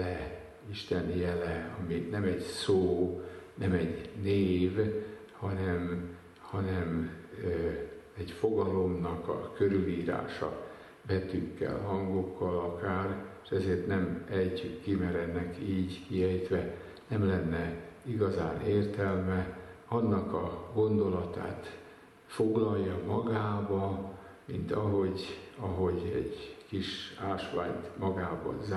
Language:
Hungarian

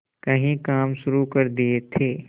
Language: Hindi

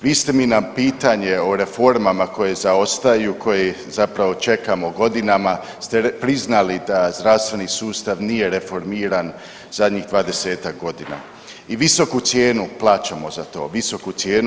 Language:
Croatian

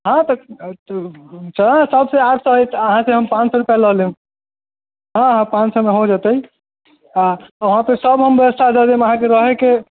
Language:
Maithili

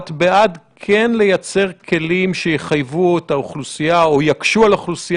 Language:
Hebrew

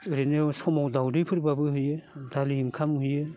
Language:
Bodo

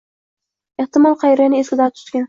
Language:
Uzbek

